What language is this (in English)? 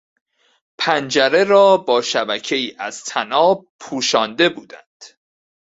Persian